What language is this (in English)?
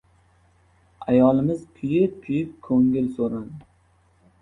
Uzbek